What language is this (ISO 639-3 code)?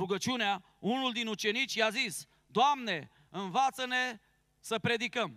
ron